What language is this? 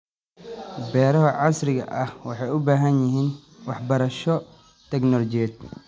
Somali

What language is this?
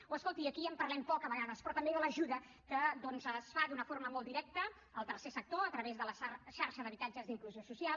Catalan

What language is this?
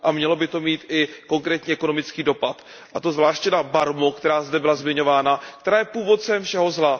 Czech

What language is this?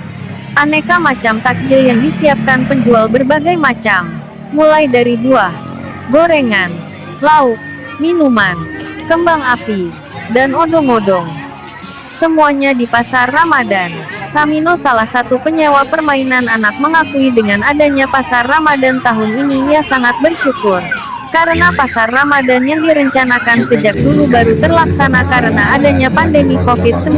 Indonesian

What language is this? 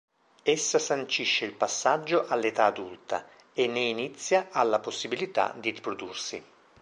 Italian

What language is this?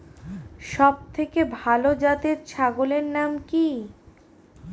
Bangla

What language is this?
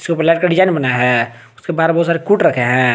Hindi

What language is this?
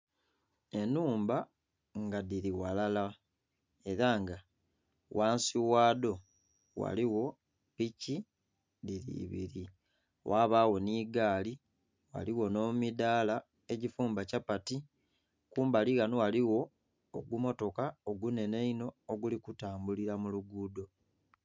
Soga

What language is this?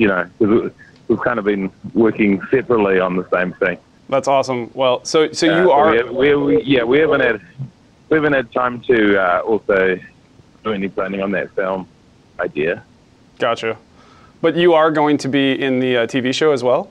English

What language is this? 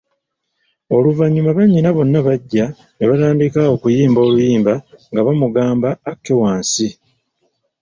Ganda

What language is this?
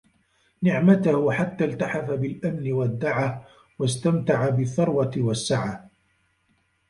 Arabic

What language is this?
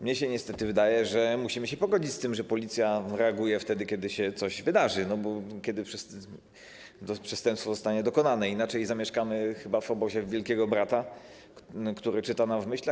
Polish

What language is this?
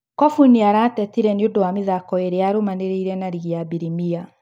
Kikuyu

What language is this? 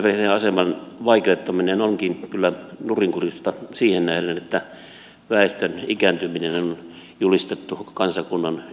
Finnish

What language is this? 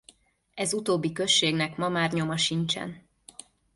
Hungarian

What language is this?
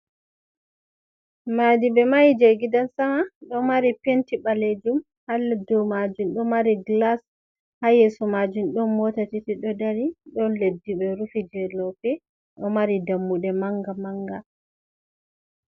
Fula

